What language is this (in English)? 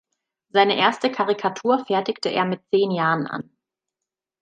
German